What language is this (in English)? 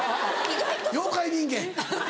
Japanese